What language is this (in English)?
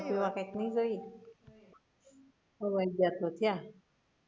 Gujarati